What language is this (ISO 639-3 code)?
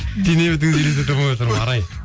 kaz